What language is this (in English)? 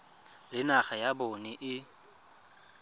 Tswana